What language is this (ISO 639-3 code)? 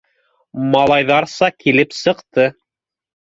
bak